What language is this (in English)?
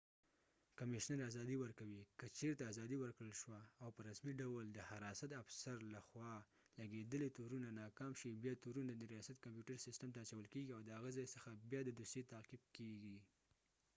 Pashto